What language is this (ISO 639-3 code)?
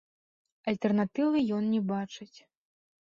bel